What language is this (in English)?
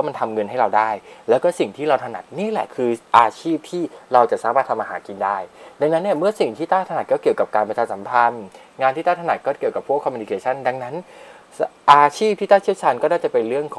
Thai